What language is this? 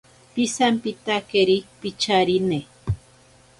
Ashéninka Perené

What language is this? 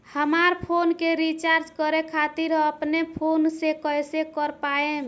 Bhojpuri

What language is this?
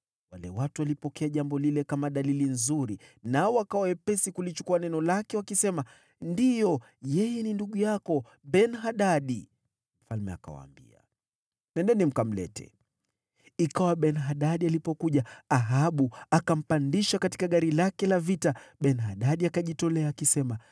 Swahili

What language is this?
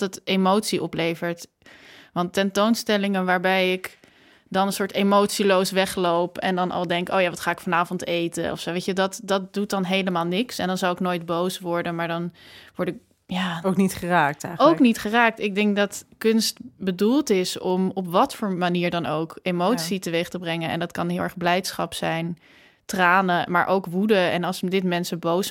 Dutch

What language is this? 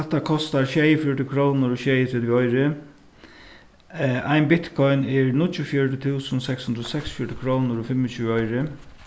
Faroese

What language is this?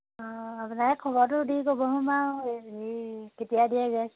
Assamese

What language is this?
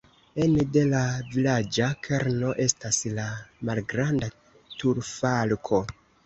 Esperanto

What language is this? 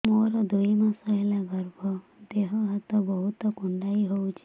Odia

